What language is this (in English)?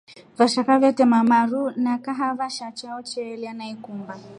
Rombo